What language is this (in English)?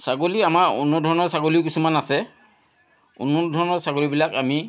Assamese